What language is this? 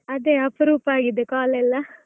Kannada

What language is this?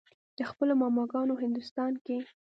Pashto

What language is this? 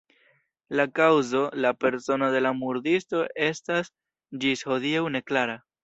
Esperanto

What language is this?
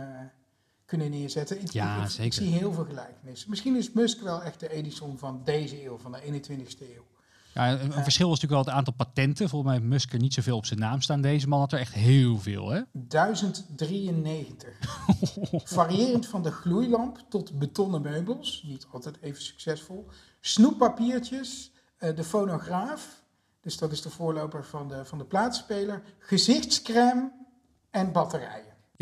Dutch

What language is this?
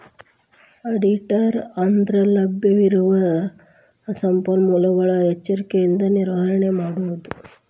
Kannada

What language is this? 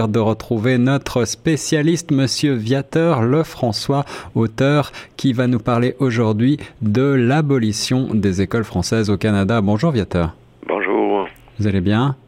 French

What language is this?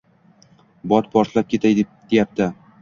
Uzbek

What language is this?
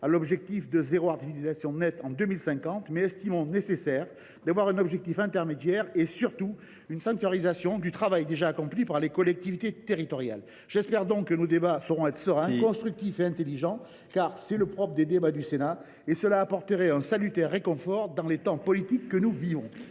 French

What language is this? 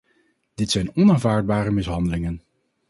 Dutch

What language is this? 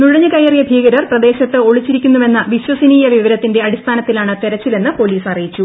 Malayalam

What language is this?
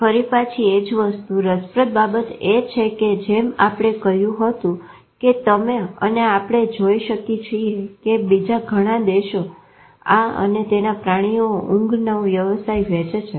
Gujarati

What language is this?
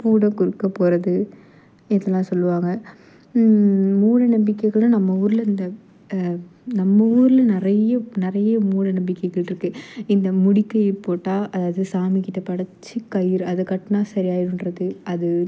Tamil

